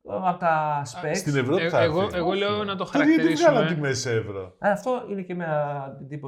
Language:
Greek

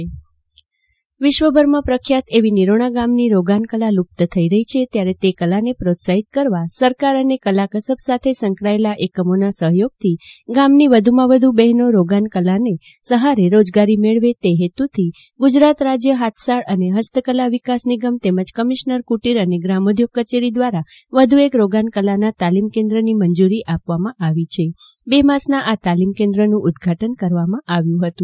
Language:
Gujarati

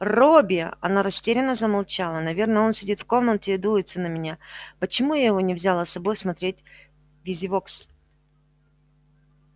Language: Russian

